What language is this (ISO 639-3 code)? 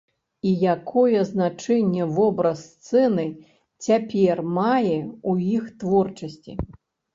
bel